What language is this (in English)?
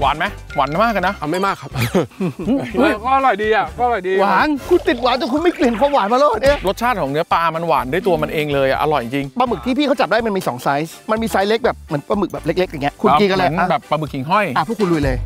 Thai